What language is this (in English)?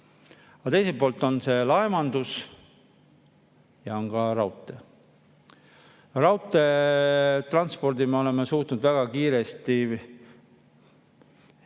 Estonian